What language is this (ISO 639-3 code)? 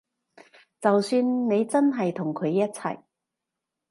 yue